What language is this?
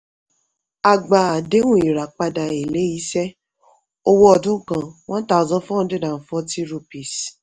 Yoruba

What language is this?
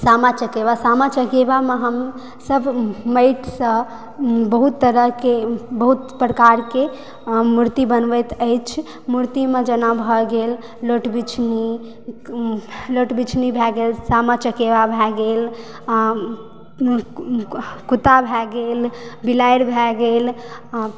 Maithili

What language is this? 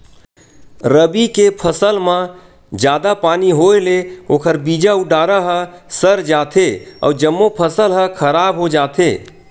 Chhattisgarhi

